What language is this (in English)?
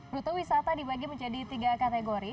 Indonesian